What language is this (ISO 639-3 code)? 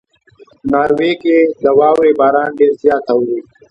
pus